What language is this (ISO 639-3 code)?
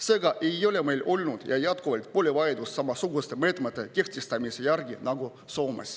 est